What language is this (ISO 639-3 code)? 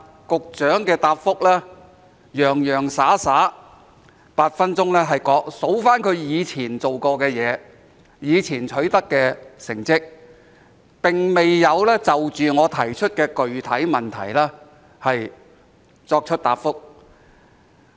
yue